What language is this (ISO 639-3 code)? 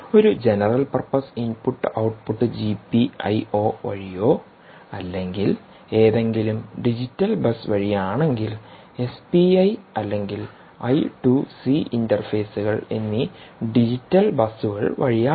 mal